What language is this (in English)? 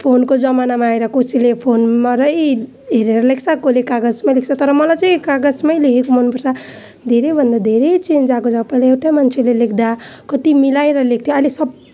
Nepali